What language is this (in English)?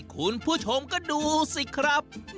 Thai